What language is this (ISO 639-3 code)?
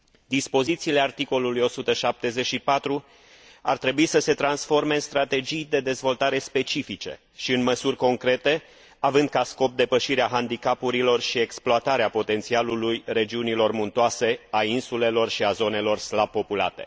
ron